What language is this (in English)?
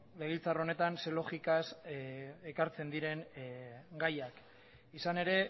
Basque